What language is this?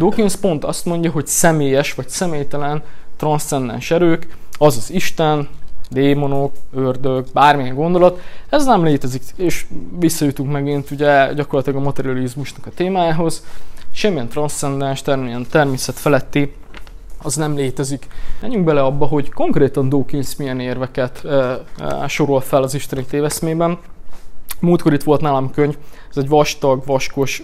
Hungarian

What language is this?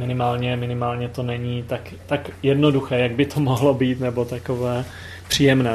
Czech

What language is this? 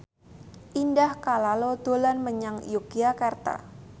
Javanese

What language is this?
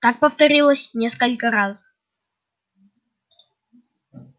Russian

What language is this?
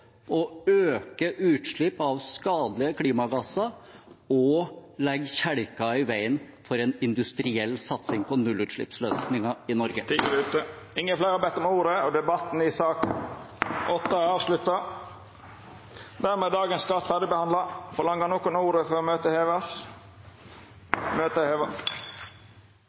Norwegian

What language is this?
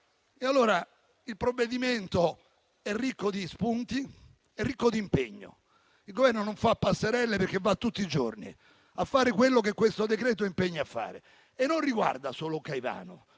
Italian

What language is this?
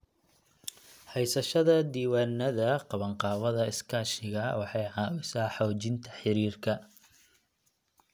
Somali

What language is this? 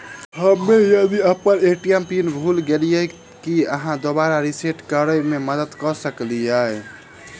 Maithili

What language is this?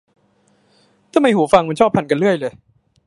Thai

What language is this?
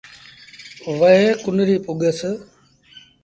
Sindhi Bhil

